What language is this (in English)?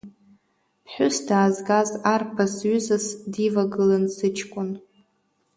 Abkhazian